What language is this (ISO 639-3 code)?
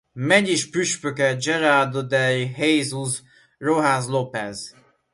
hun